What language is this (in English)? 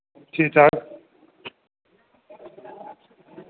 Dogri